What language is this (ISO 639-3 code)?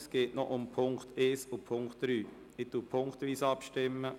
gsw